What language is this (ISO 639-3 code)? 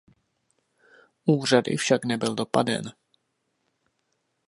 ces